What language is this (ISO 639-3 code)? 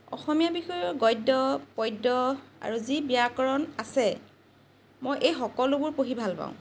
asm